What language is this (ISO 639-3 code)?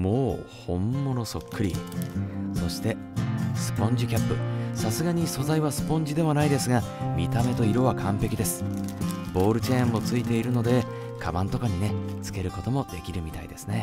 jpn